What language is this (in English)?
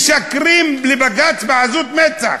Hebrew